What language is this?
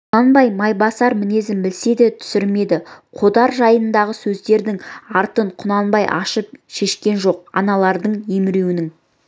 Kazakh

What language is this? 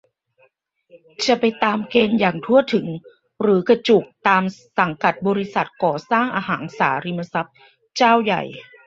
Thai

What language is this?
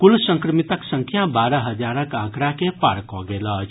Maithili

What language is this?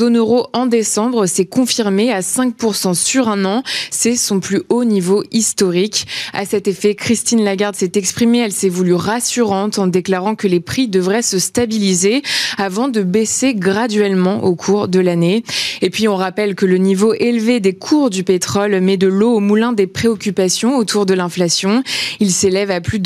French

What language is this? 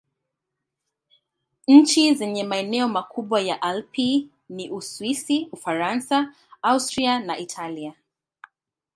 Swahili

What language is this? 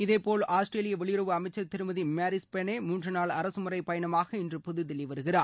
Tamil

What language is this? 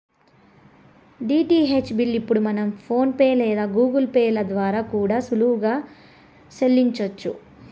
Telugu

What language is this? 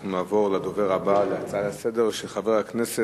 Hebrew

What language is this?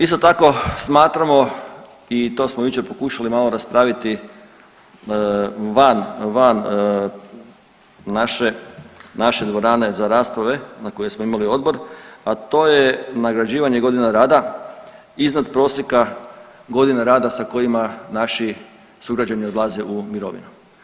Croatian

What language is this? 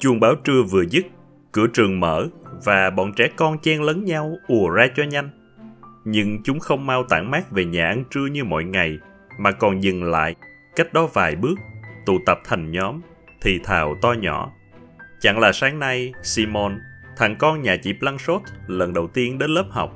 Vietnamese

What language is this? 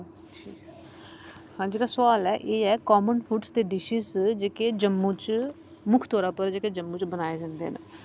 Dogri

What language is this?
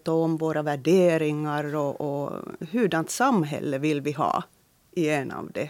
Swedish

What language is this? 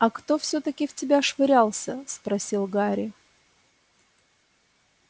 Russian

